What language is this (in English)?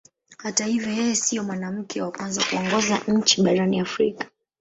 Swahili